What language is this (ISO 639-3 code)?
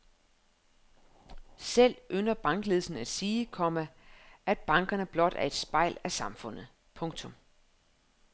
dan